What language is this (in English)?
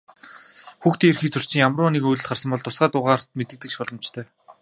Mongolian